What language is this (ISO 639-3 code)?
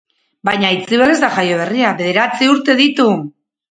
eus